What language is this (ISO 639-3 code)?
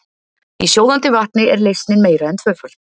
isl